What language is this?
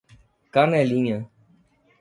Portuguese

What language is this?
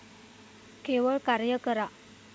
Marathi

